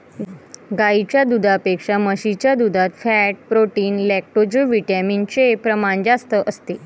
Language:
Marathi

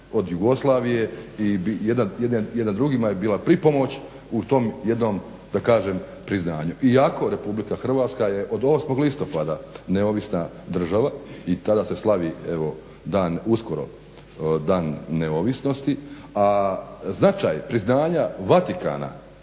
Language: Croatian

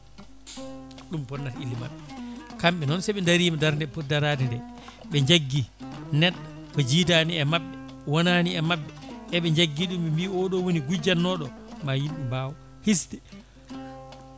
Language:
Fula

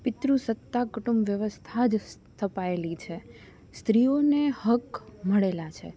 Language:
Gujarati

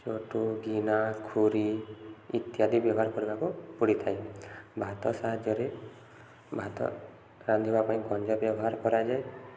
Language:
Odia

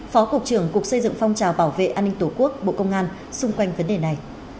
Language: Vietnamese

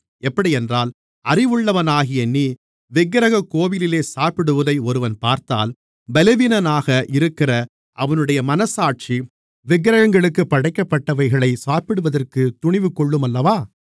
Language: Tamil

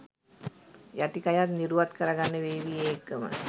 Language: Sinhala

